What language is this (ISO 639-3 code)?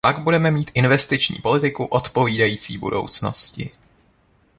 ces